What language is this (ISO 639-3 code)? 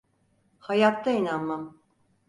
tur